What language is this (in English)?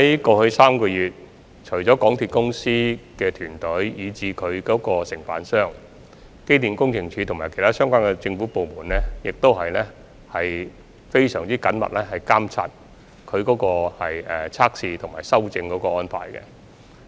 Cantonese